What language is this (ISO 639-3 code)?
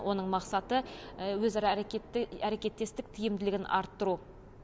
kaz